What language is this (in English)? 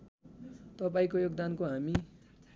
Nepali